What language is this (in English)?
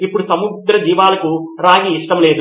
Telugu